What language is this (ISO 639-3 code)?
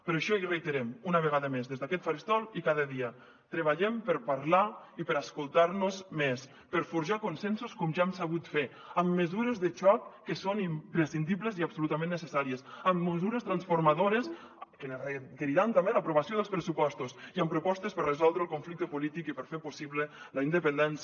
cat